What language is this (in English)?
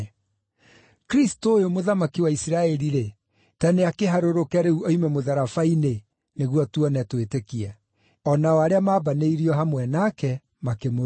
Kikuyu